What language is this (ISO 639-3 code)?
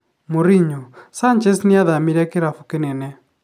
kik